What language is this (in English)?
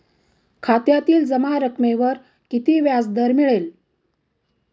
Marathi